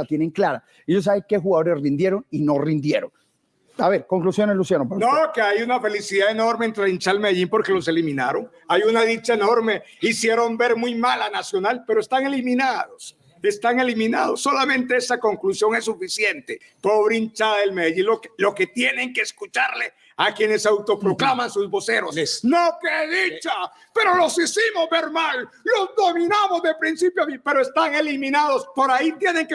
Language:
Spanish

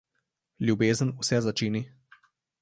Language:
Slovenian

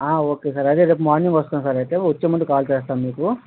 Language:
Telugu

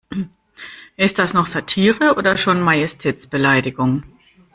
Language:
German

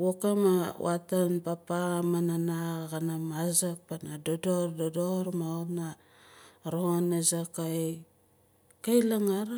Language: Nalik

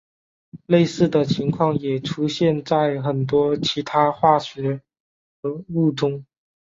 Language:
Chinese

